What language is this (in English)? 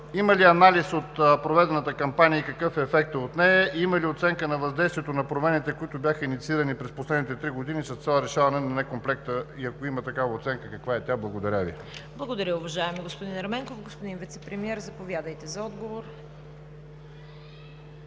Bulgarian